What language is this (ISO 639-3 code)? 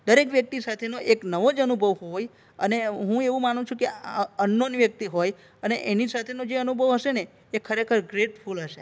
guj